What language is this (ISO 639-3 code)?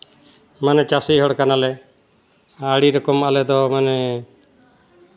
sat